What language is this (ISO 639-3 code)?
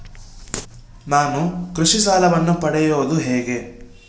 kan